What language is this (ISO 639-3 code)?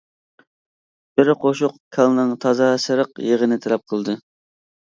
uig